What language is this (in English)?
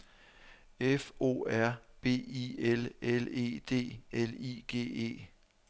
Danish